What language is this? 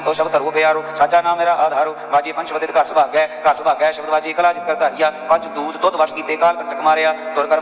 Punjabi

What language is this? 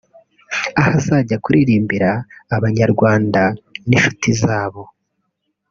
Kinyarwanda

